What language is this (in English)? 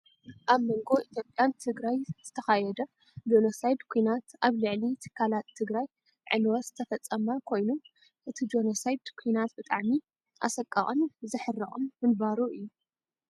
Tigrinya